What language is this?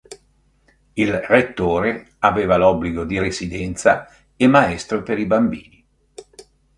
Italian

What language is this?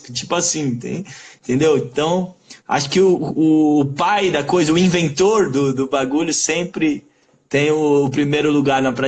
Portuguese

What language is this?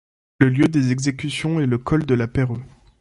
French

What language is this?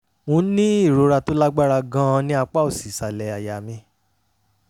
Yoruba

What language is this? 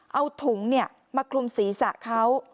Thai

